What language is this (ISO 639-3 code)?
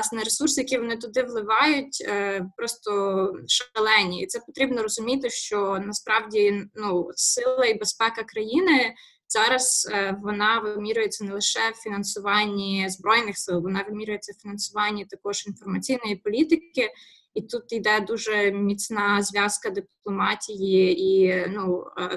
ukr